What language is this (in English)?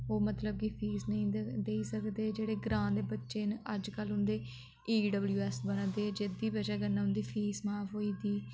Dogri